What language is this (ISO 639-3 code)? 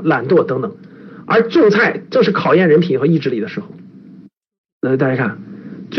zho